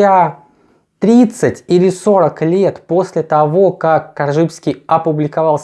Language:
Russian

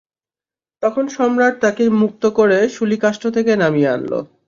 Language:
Bangla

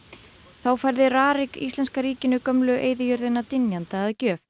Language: Icelandic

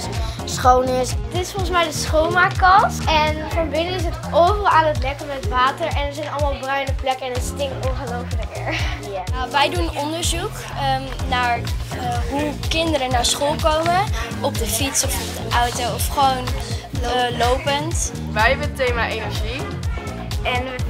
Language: Dutch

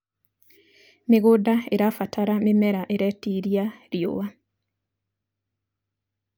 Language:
Kikuyu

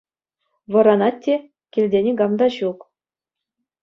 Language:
Chuvash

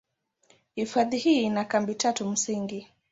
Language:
Swahili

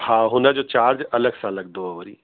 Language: Sindhi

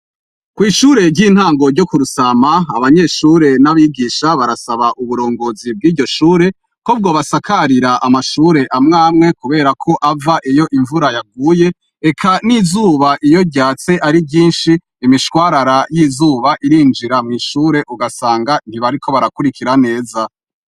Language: Rundi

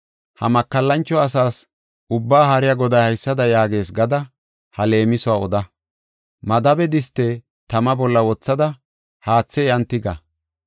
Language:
Gofa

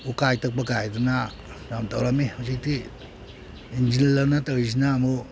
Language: Manipuri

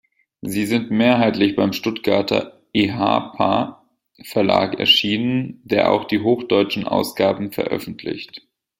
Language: German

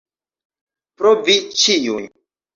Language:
Esperanto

